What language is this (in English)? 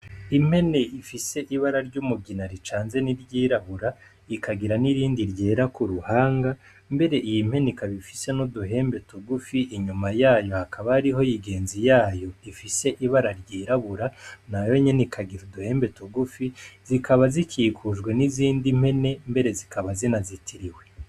Rundi